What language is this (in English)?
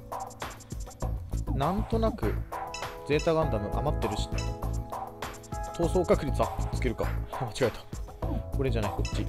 Japanese